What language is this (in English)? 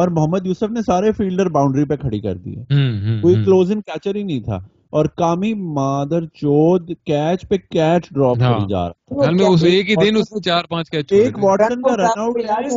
Urdu